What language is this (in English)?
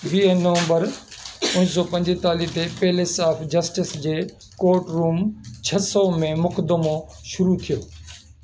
Sindhi